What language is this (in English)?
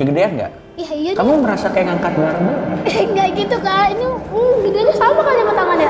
Indonesian